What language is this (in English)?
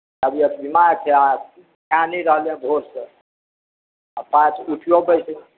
Maithili